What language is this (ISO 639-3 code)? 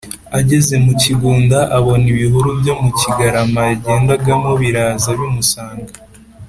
kin